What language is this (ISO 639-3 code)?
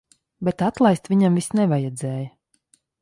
lav